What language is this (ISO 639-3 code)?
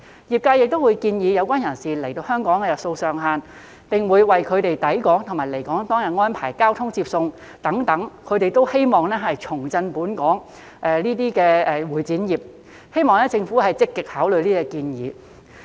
yue